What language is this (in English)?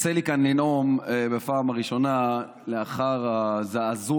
Hebrew